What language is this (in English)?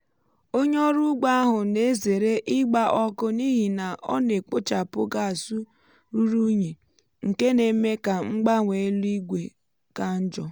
Igbo